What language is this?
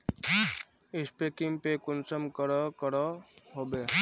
Magahi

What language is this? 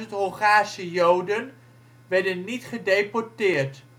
Dutch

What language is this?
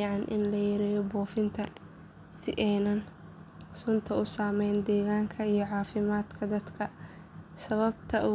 Somali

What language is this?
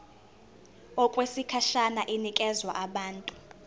Zulu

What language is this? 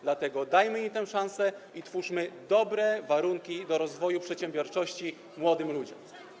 Polish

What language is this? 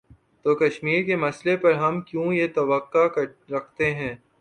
Urdu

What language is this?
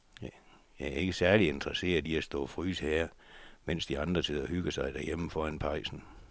Danish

